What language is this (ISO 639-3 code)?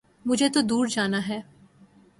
urd